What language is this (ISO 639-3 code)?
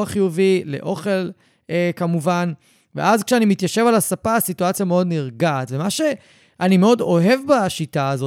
heb